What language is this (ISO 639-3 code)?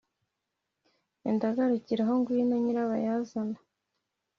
kin